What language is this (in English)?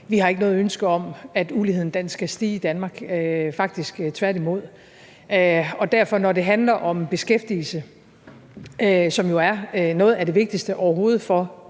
Danish